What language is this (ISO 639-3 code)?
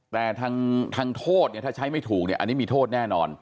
tha